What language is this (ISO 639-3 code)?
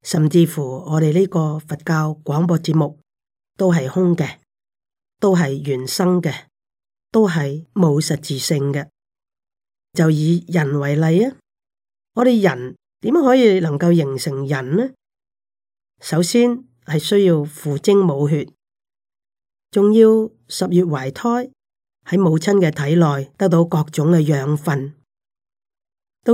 zho